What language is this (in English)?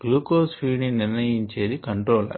Telugu